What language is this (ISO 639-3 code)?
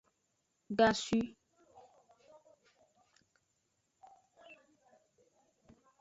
ajg